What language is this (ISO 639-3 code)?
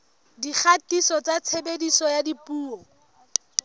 sot